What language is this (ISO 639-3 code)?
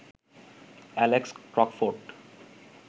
ben